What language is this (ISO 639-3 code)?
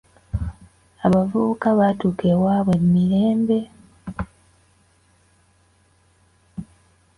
lug